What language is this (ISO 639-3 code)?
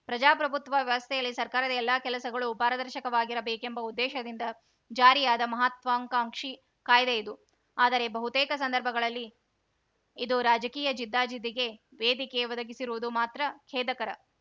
kan